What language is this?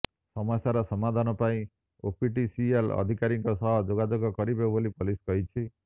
Odia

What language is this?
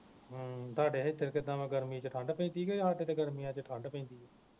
Punjabi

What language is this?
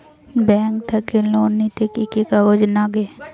Bangla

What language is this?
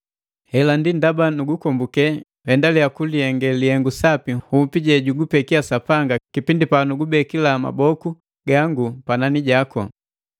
Matengo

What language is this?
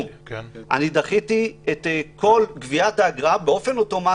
Hebrew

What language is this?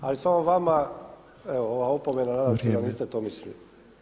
Croatian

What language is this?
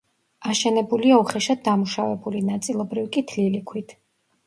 Georgian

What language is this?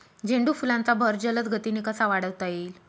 Marathi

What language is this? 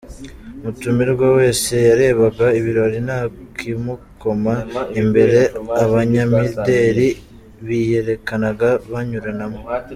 Kinyarwanda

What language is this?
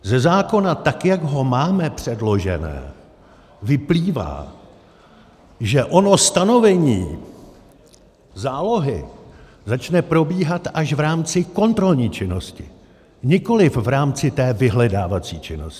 Czech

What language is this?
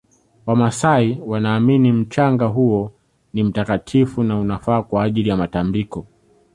Swahili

